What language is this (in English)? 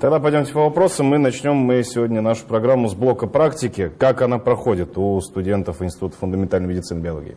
Russian